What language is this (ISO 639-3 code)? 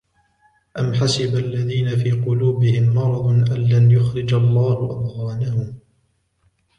ara